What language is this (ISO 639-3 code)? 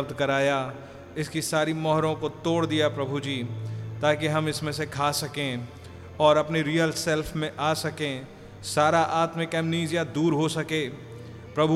hin